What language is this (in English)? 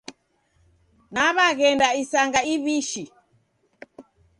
Taita